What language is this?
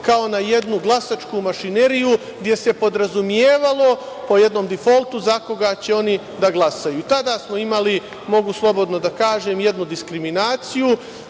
Serbian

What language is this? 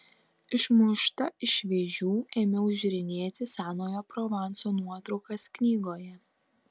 Lithuanian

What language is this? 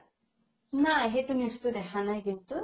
Assamese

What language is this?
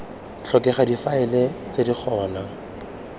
Tswana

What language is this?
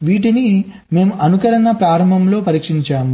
Telugu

